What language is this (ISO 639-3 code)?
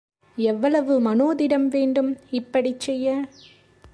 tam